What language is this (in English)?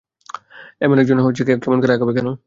Bangla